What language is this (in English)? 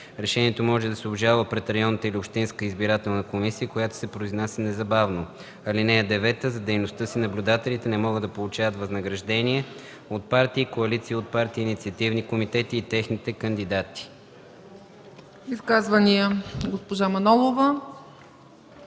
Bulgarian